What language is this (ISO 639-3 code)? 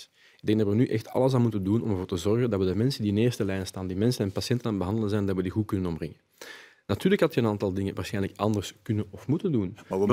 nld